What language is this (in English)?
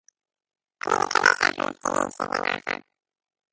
Hebrew